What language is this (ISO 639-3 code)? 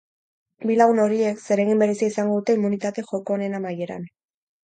eus